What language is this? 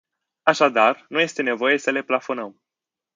Romanian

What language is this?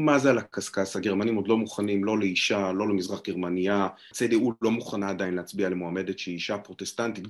Hebrew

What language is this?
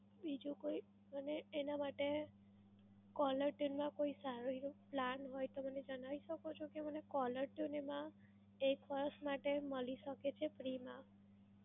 Gujarati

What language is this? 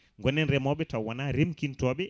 Fula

